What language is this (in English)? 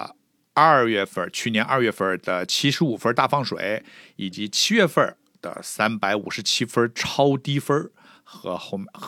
Chinese